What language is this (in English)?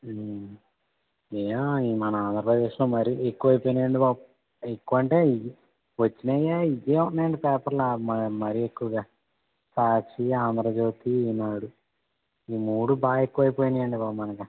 Telugu